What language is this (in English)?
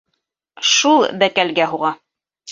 Bashkir